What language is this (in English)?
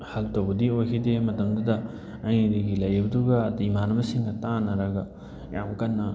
Manipuri